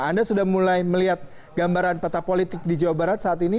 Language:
Indonesian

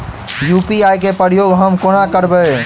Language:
Maithili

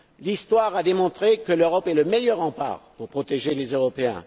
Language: French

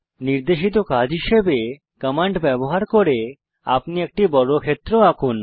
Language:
Bangla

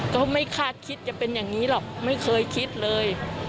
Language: Thai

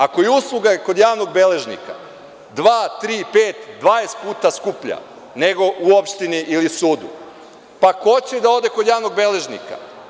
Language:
Serbian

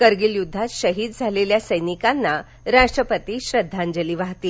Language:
Marathi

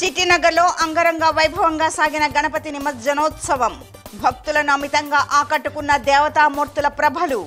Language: Telugu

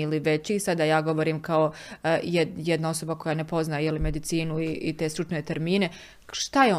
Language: Croatian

